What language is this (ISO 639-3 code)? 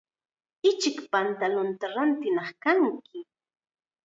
qxa